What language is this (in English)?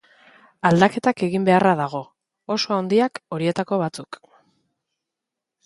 Basque